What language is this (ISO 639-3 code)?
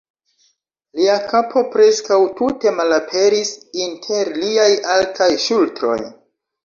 epo